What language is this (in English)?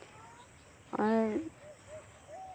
Santali